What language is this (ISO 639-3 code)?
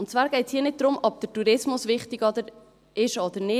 gsw